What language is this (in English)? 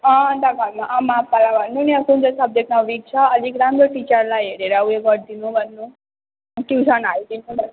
Nepali